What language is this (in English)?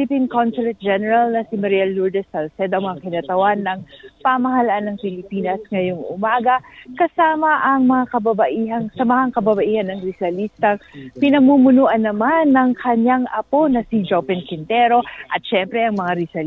Filipino